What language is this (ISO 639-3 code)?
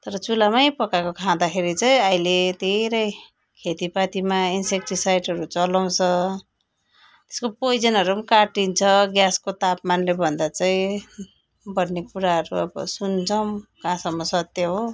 nep